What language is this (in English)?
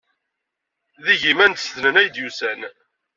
Kabyle